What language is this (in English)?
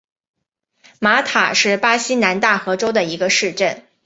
Chinese